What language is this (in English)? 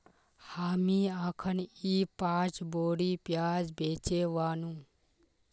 Magahi